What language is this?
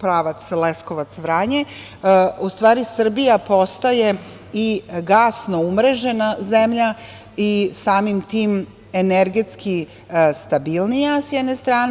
Serbian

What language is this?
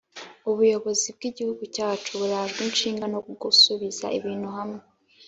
Kinyarwanda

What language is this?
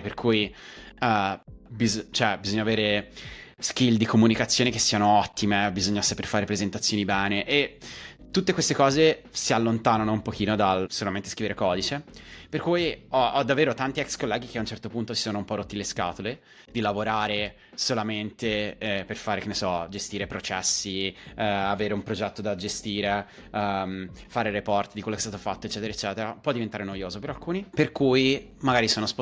Italian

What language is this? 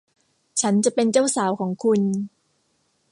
Thai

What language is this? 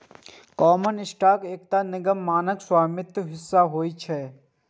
Maithili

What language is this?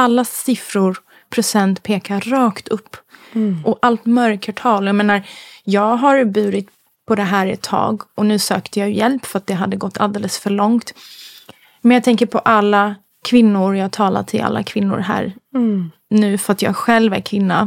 Swedish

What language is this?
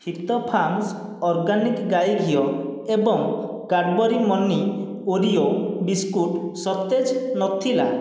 Odia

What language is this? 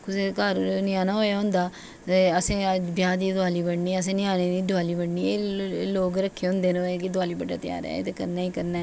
Dogri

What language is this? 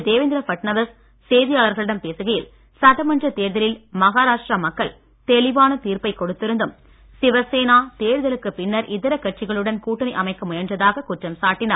Tamil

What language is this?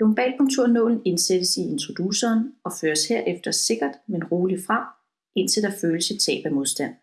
Danish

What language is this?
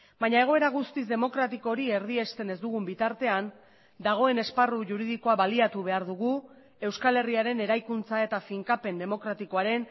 Basque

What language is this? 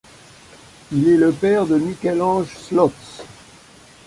French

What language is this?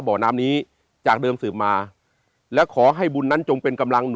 Thai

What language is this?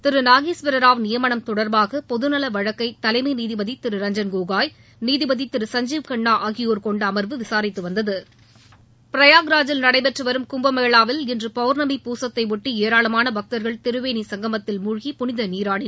Tamil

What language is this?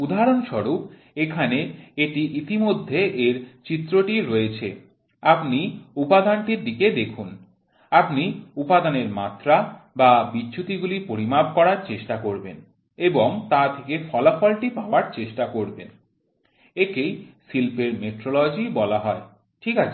Bangla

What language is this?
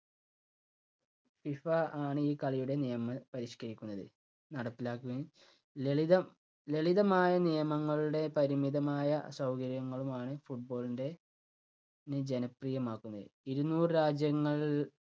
Malayalam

